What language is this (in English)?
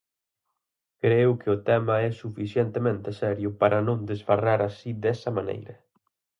Galician